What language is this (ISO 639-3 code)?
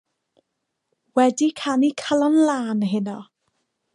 cym